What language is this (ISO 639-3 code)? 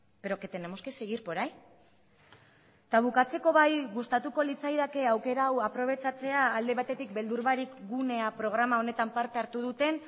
eus